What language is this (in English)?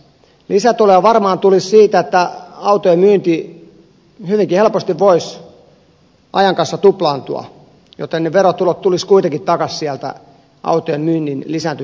Finnish